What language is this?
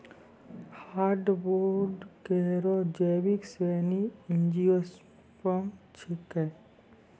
Maithili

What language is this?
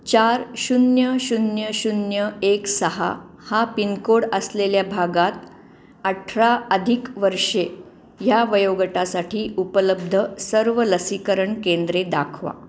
Marathi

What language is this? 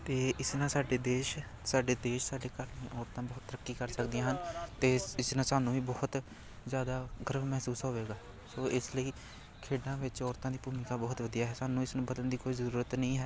Punjabi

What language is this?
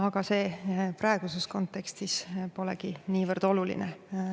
Estonian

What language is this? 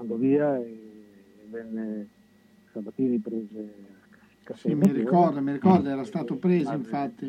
Italian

